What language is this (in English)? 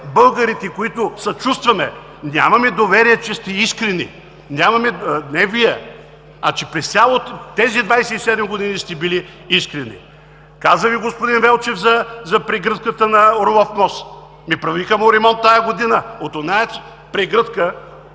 Bulgarian